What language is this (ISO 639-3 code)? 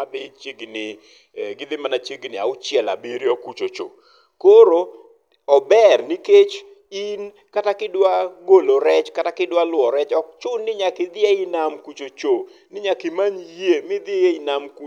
luo